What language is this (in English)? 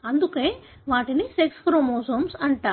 Telugu